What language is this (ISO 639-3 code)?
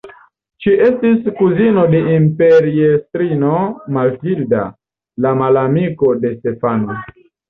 epo